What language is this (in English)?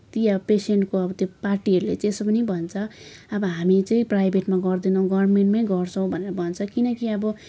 Nepali